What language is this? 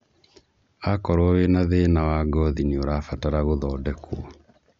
Kikuyu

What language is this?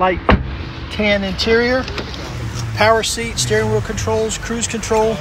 English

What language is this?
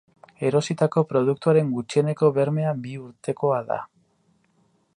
Basque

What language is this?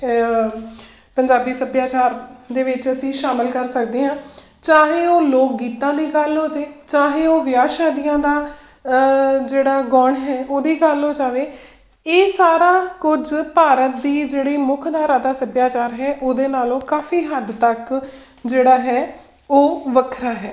Punjabi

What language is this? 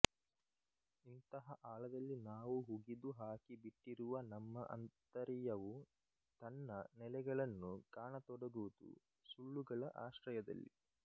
Kannada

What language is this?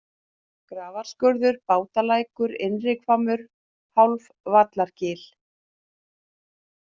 Icelandic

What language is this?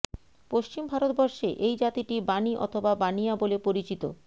Bangla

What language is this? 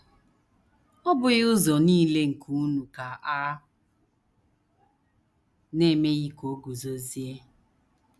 Igbo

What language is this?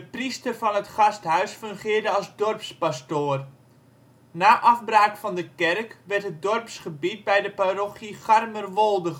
Dutch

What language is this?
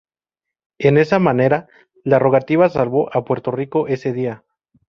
Spanish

